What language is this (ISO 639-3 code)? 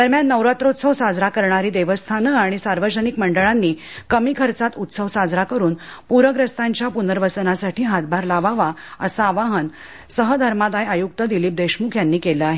mar